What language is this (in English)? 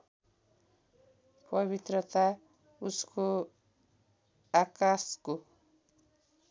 Nepali